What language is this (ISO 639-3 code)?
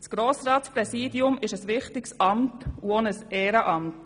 gsw